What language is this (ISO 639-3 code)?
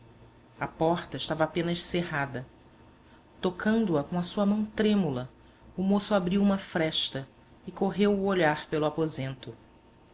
por